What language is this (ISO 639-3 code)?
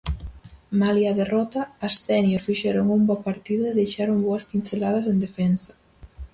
glg